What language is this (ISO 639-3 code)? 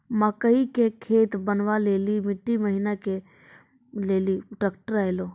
mai